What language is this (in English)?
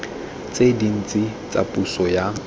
Tswana